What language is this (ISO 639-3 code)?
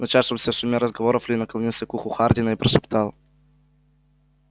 rus